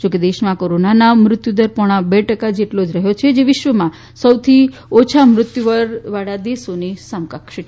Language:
Gujarati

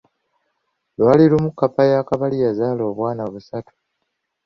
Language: Ganda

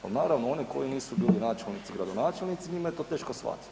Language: Croatian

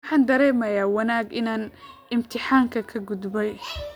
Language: Somali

